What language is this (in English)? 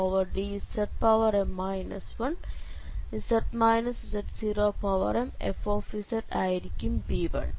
Malayalam